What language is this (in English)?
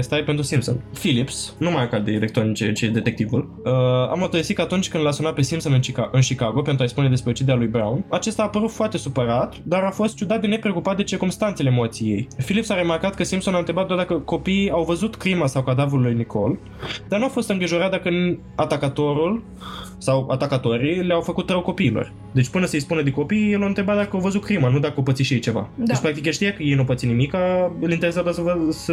Romanian